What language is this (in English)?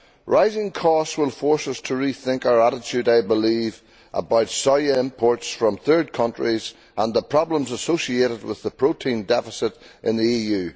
English